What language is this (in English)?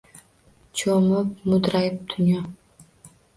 Uzbek